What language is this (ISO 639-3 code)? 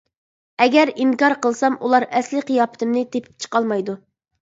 uig